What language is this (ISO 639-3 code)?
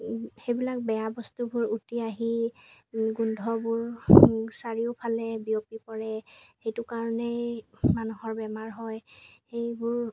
asm